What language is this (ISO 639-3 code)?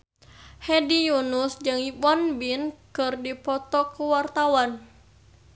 sun